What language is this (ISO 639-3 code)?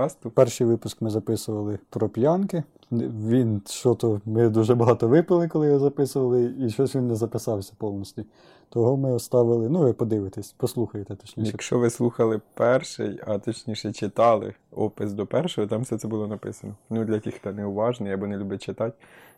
ukr